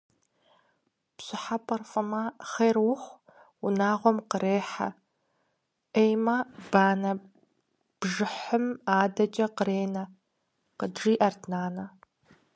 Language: Kabardian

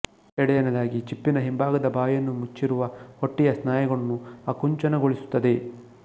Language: Kannada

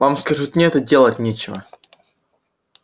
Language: Russian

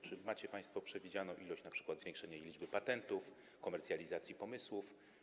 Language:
Polish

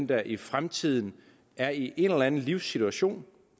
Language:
Danish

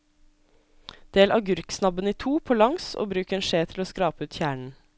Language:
Norwegian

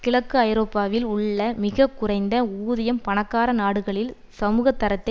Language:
Tamil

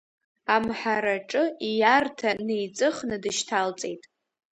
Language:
Abkhazian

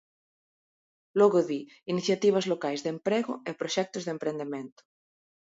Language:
Galician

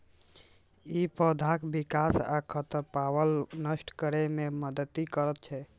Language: Maithili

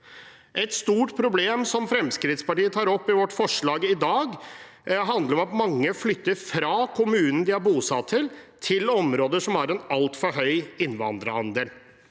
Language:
Norwegian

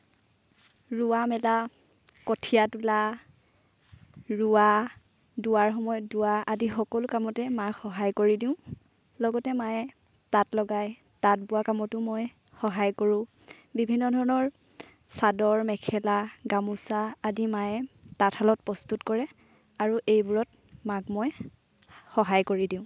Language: Assamese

